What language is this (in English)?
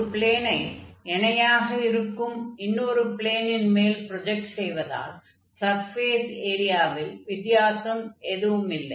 Tamil